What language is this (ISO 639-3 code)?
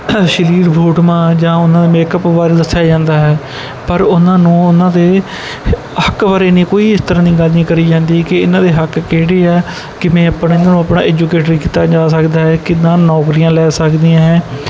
pan